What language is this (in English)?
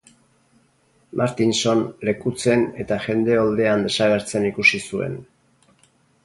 Basque